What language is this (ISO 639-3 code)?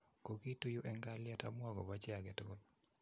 kln